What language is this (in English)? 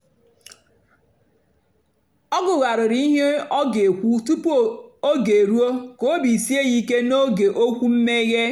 Igbo